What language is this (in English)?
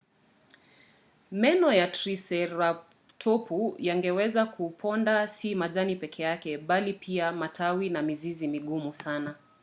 Swahili